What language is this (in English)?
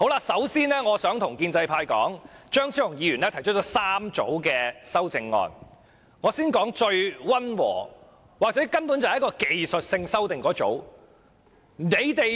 Cantonese